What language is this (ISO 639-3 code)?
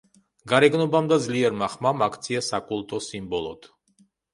kat